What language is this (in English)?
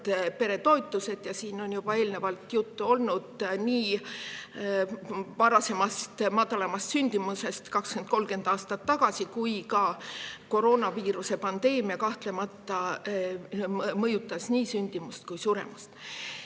Estonian